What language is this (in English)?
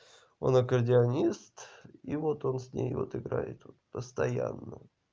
Russian